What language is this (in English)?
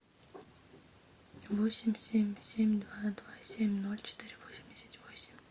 Russian